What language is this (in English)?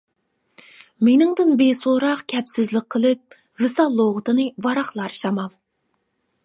Uyghur